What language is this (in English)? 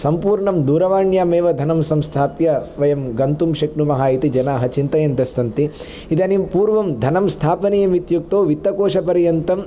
Sanskrit